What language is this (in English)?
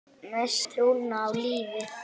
Icelandic